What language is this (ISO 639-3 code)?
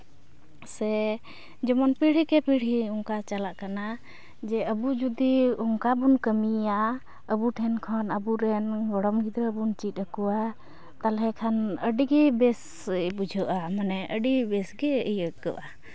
sat